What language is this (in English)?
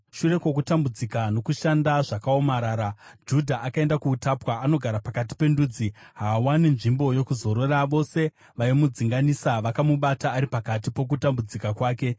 Shona